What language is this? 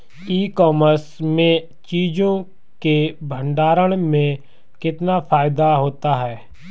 Hindi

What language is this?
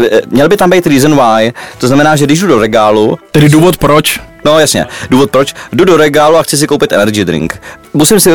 Czech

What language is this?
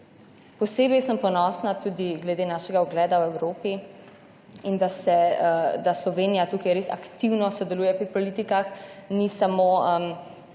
Slovenian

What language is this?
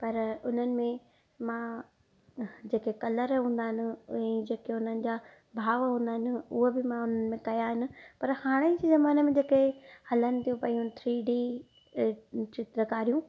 Sindhi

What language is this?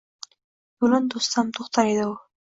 Uzbek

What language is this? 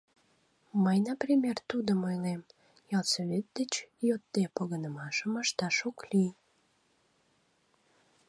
Mari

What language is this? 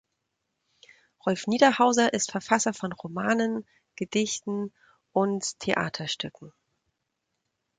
German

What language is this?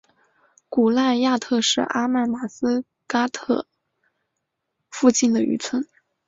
Chinese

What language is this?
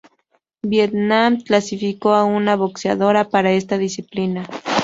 Spanish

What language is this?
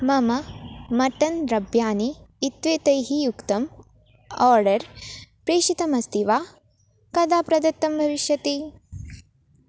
Sanskrit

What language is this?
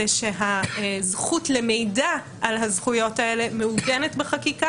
Hebrew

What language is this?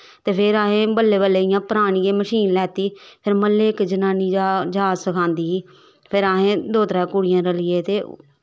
Dogri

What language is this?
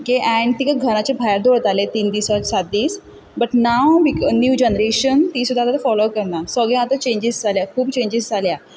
Konkani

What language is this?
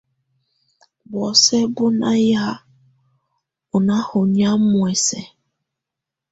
Tunen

